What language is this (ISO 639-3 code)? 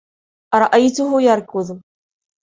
ara